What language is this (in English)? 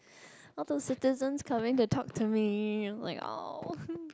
English